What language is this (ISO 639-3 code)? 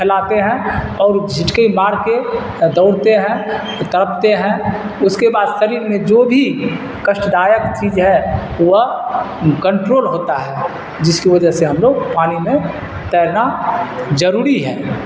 urd